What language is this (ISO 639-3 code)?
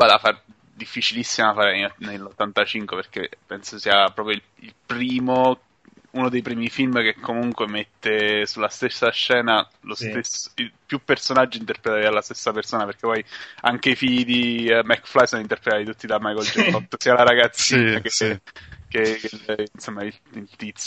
ita